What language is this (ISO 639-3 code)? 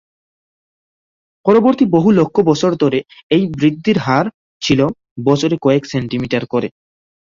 ben